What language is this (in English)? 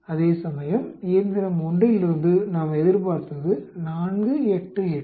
Tamil